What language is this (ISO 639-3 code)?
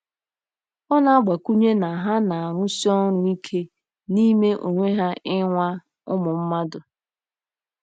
ibo